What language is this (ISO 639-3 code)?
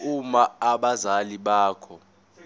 zul